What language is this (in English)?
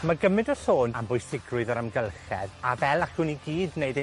Welsh